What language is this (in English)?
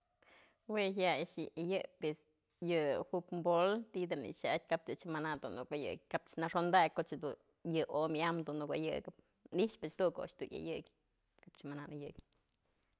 Mazatlán Mixe